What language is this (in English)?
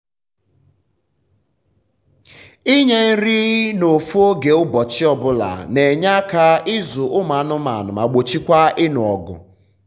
Igbo